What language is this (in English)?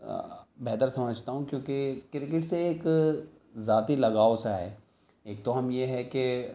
Urdu